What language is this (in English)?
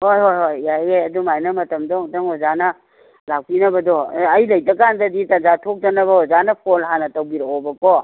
Manipuri